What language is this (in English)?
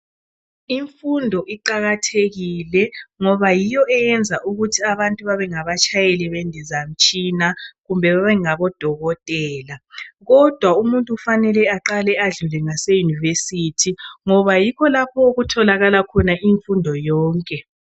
North Ndebele